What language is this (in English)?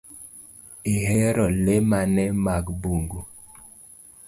Luo (Kenya and Tanzania)